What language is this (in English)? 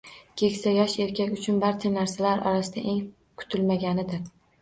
Uzbek